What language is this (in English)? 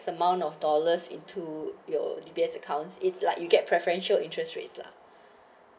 English